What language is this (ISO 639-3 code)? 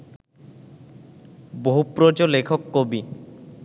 ben